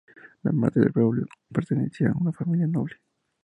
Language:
Spanish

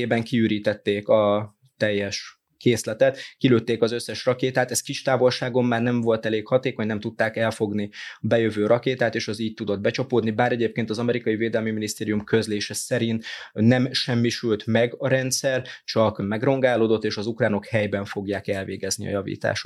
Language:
Hungarian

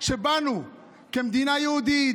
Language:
Hebrew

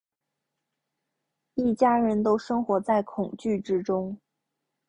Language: Chinese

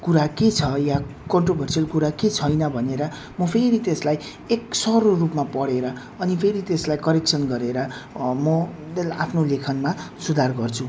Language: Nepali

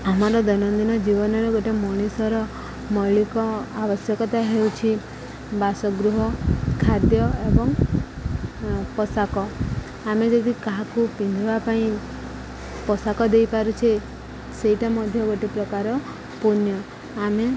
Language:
Odia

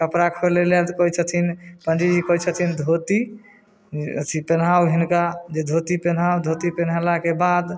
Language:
Maithili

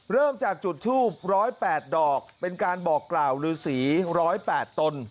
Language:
Thai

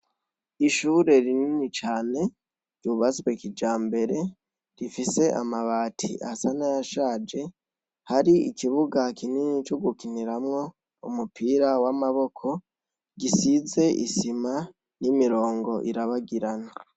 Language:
Rundi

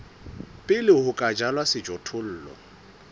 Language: Southern Sotho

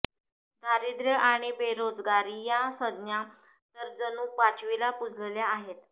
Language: Marathi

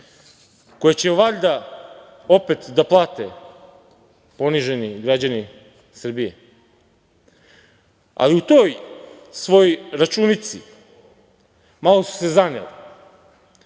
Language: Serbian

